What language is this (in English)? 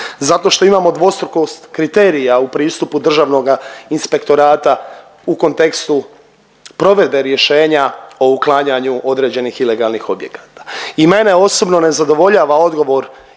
Croatian